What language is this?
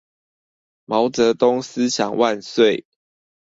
Chinese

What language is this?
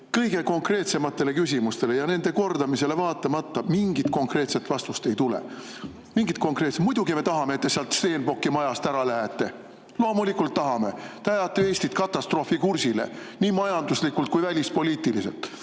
Estonian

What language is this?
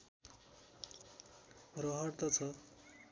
Nepali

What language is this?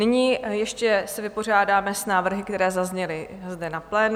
Czech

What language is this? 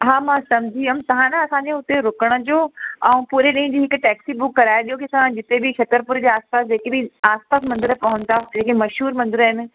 Sindhi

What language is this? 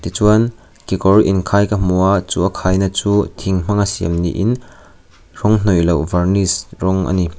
Mizo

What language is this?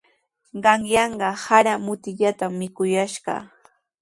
Sihuas Ancash Quechua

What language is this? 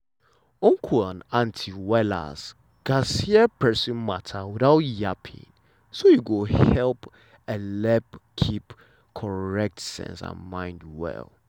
Nigerian Pidgin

